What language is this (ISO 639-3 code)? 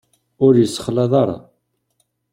kab